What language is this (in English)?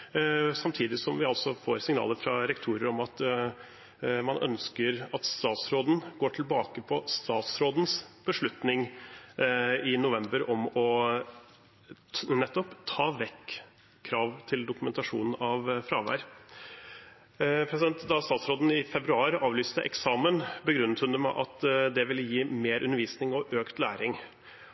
Norwegian Bokmål